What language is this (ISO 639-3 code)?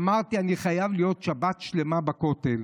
heb